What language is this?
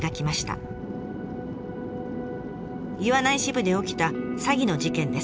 Japanese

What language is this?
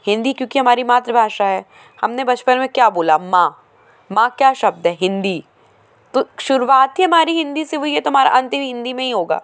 Hindi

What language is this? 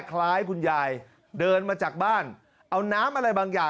Thai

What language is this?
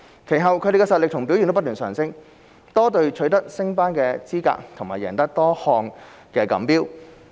Cantonese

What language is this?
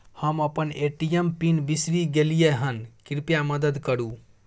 Maithili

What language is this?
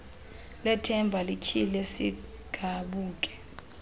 Xhosa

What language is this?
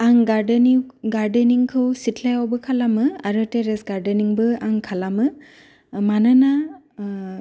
Bodo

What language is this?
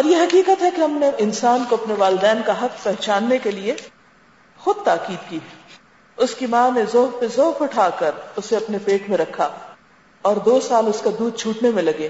Urdu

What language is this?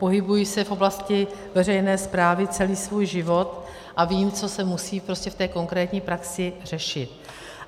Czech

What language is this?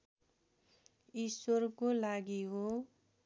Nepali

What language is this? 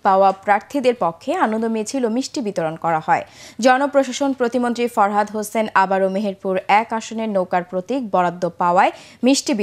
Russian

